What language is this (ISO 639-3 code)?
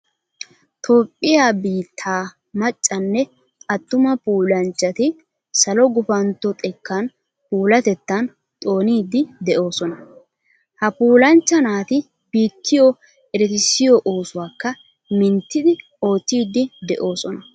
wal